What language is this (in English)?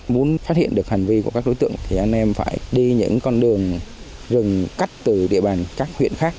Vietnamese